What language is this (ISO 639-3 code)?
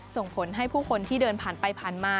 tha